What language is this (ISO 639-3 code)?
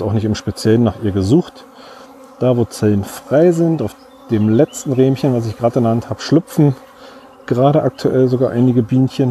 deu